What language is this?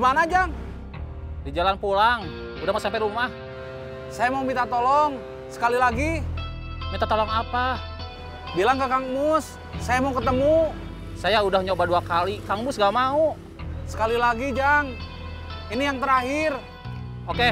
Indonesian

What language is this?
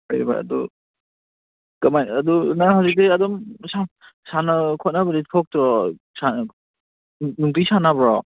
Manipuri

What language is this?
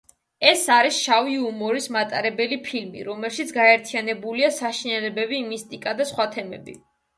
Georgian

